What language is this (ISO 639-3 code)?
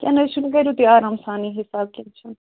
kas